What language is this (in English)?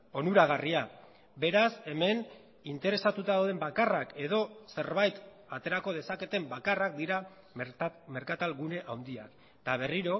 Basque